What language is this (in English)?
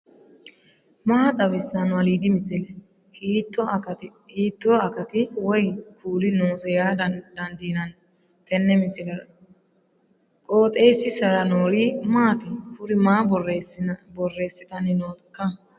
Sidamo